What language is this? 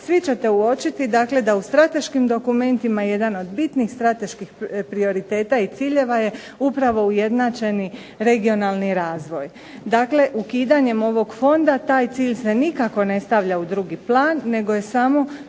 Croatian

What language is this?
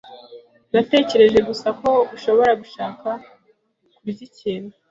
Kinyarwanda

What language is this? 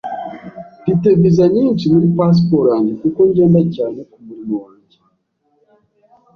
Kinyarwanda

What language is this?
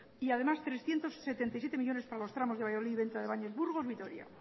Spanish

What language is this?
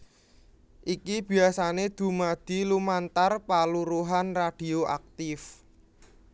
Javanese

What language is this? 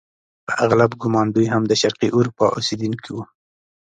Pashto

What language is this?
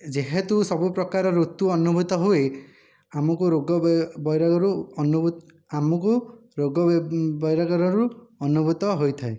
Odia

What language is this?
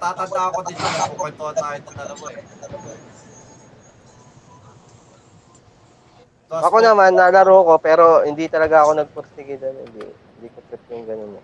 Filipino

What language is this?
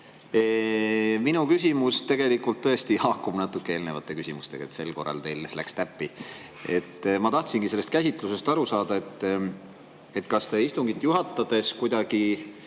Estonian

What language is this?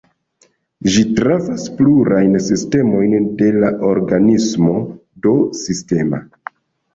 Esperanto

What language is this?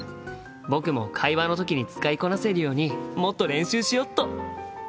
Japanese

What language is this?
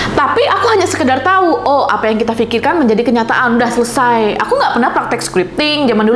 Indonesian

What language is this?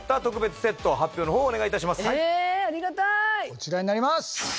Japanese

